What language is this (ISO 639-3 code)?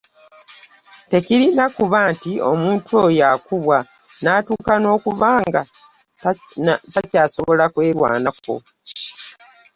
lug